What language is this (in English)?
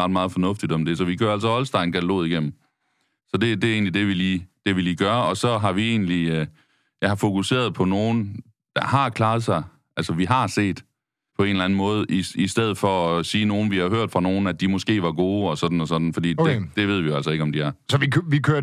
Danish